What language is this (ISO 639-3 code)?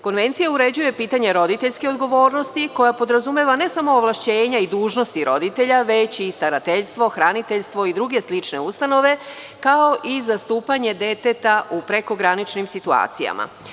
srp